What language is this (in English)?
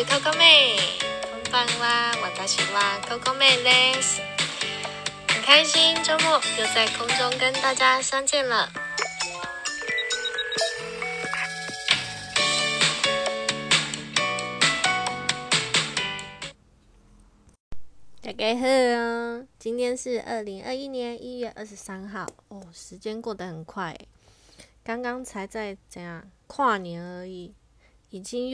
Chinese